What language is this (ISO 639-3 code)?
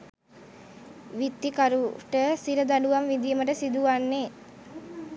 sin